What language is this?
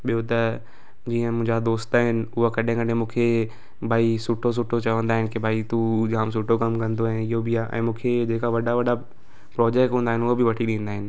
Sindhi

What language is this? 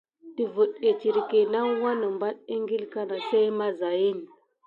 Gidar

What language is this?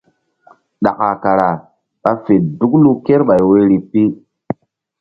Mbum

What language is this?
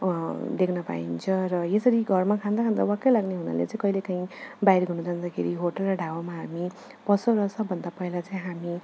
Nepali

